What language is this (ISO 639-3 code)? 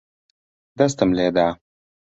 ckb